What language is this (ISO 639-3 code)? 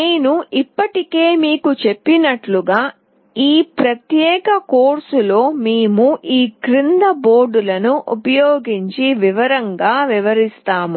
tel